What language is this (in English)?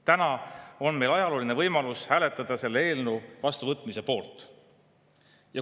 Estonian